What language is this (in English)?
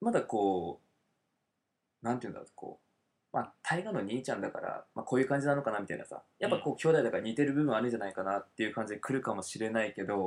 Japanese